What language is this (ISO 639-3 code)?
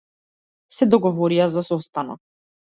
mkd